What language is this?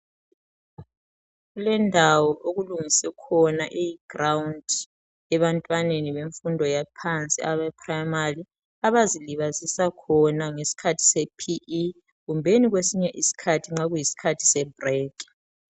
North Ndebele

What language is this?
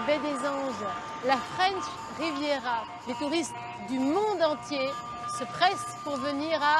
French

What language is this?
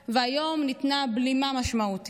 Hebrew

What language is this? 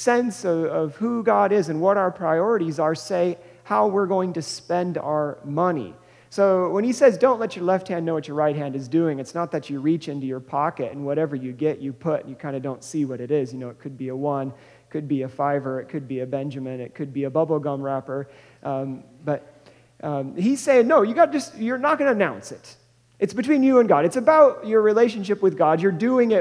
English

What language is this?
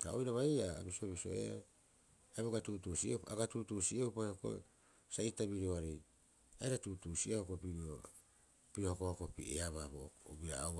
Rapoisi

